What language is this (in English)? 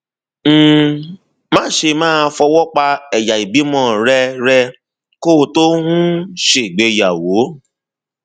Yoruba